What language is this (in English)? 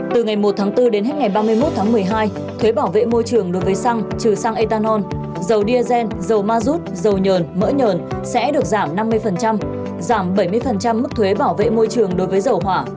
Vietnamese